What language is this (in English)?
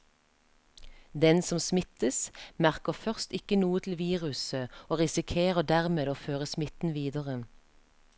Norwegian